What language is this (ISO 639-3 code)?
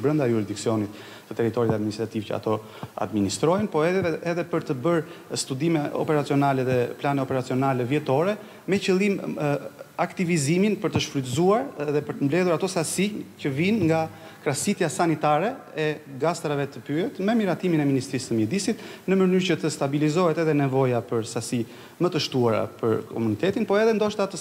ron